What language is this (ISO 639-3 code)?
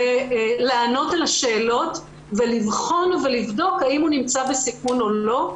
heb